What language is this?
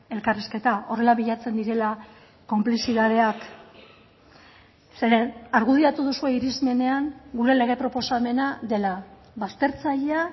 Basque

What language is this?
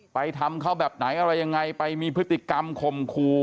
Thai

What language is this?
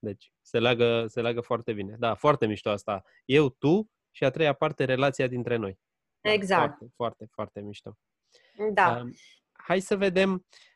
Romanian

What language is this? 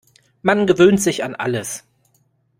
German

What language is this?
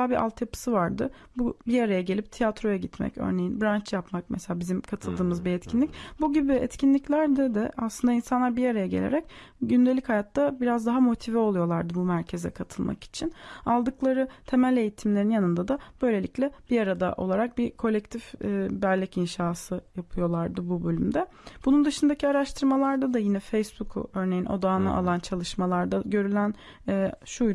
Turkish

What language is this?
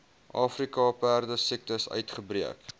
Afrikaans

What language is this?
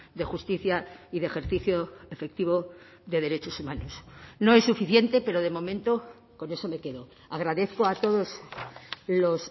Spanish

